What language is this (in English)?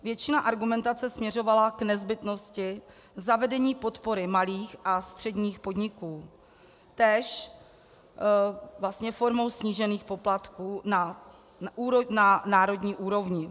Czech